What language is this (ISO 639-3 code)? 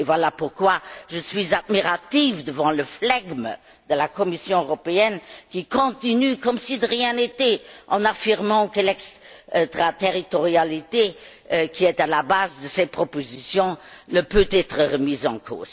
fra